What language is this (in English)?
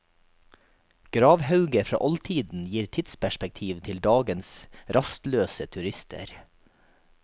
Norwegian